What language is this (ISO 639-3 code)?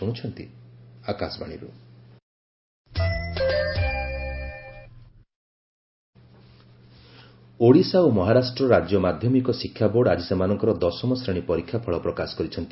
ori